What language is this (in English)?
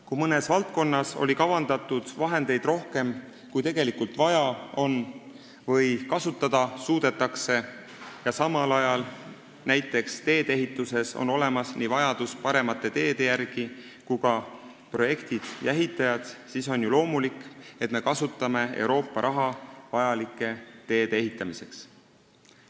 Estonian